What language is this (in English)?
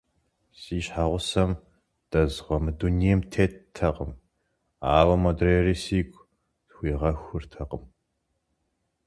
Kabardian